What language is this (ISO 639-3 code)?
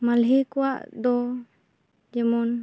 sat